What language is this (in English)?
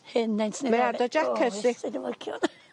Welsh